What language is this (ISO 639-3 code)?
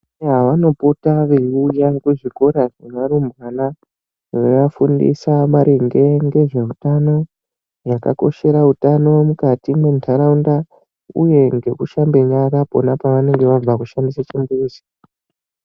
ndc